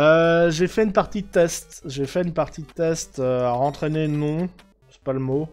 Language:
French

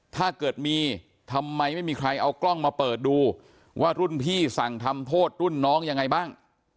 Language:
Thai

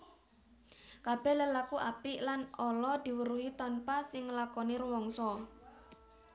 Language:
Javanese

